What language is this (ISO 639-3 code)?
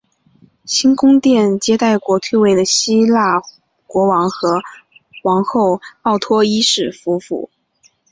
zho